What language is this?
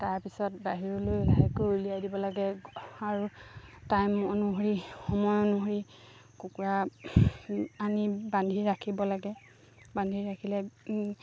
Assamese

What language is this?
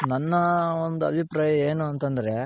Kannada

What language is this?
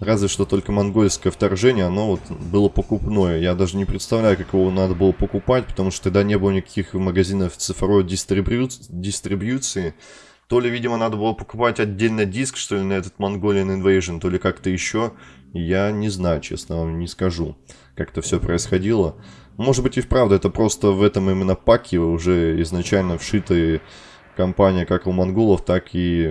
Russian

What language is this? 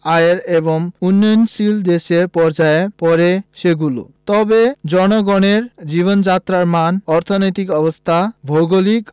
Bangla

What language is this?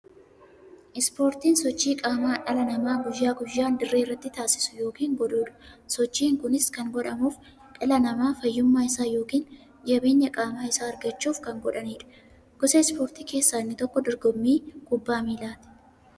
Oromo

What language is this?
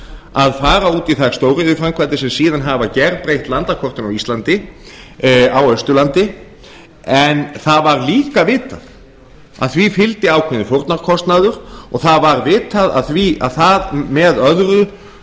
Icelandic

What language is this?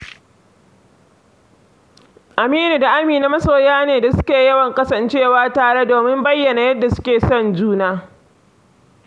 Hausa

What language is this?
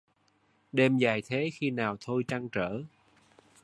Vietnamese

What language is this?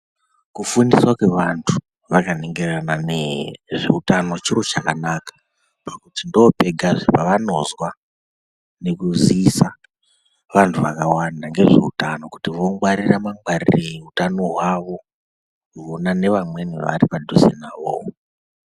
Ndau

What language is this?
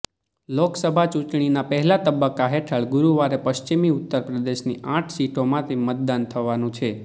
Gujarati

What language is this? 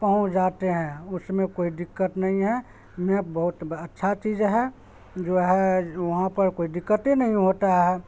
Urdu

